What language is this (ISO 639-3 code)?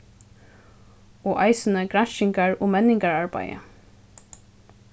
fao